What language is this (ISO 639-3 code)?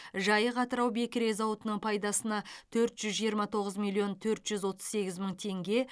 kaz